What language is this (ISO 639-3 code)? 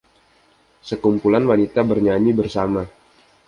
ind